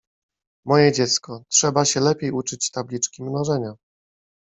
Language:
Polish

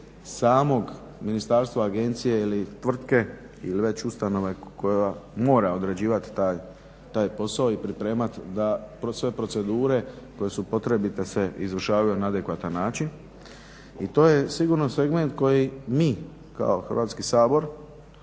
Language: Croatian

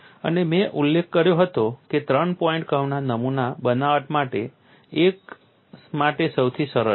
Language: Gujarati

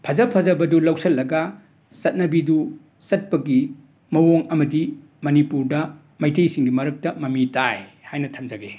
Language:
Manipuri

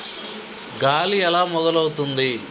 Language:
Telugu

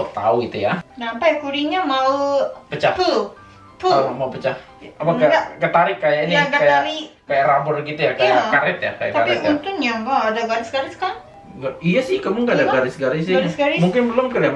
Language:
Indonesian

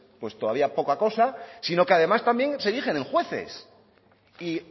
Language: Spanish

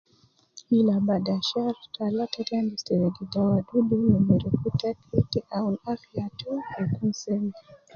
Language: Nubi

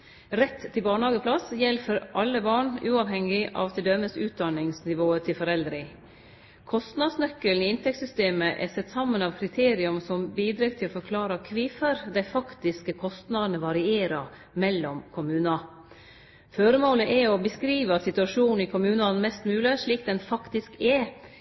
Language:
Norwegian Nynorsk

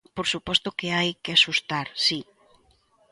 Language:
Galician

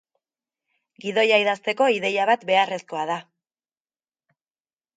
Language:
Basque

